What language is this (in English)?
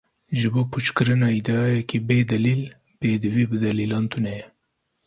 Kurdish